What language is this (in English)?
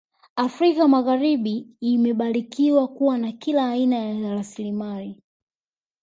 Swahili